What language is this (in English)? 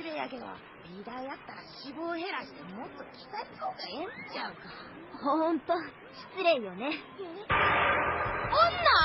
Japanese